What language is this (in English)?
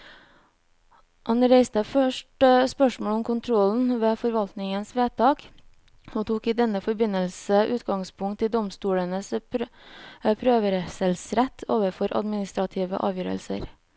Norwegian